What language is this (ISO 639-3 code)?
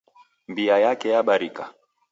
dav